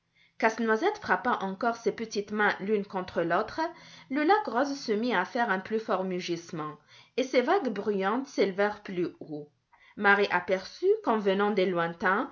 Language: French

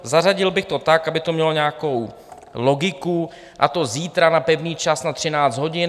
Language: Czech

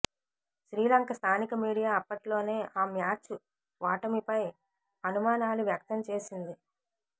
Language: Telugu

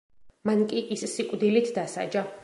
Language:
Georgian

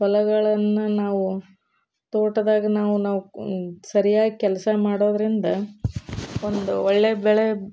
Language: Kannada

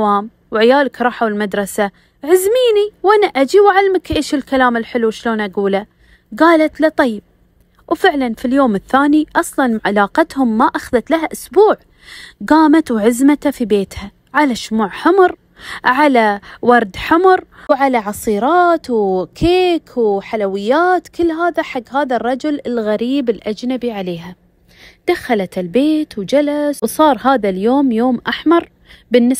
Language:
Arabic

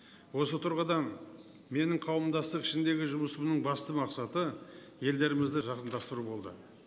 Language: Kazakh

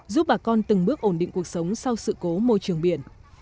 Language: Vietnamese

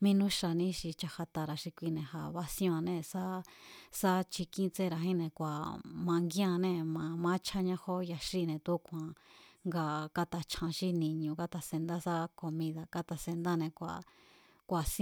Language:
Mazatlán Mazatec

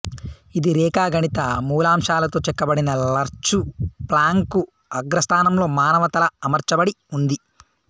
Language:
Telugu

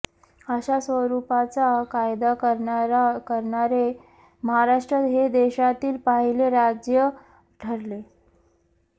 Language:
Marathi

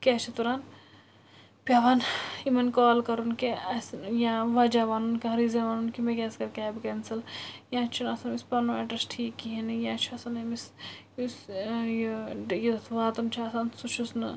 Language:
Kashmiri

